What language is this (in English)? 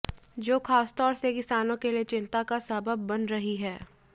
Hindi